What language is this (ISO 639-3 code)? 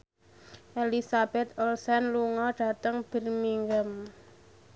jav